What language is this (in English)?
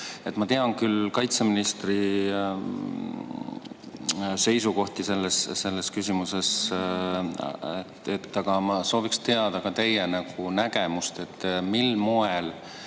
Estonian